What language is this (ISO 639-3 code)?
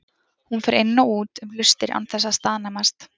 isl